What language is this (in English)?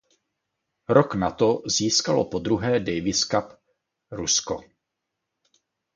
Czech